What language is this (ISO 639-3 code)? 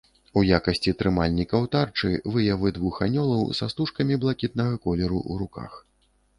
bel